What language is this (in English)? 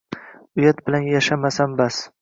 Uzbek